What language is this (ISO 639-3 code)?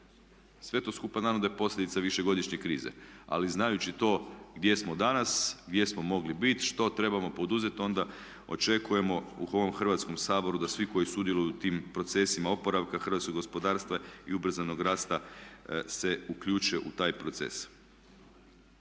hrv